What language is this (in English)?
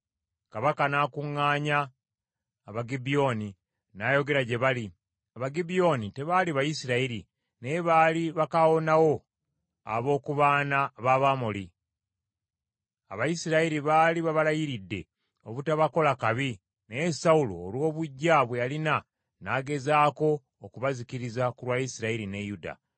Ganda